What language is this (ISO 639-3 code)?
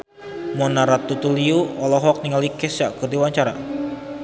sun